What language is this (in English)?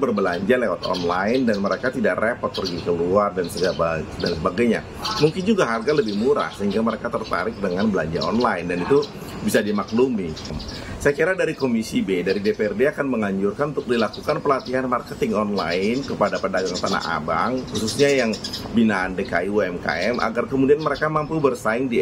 Indonesian